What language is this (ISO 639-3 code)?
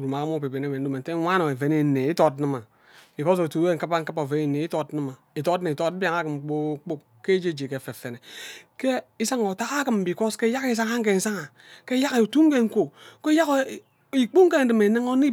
byc